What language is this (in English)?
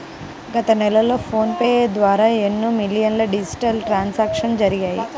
Telugu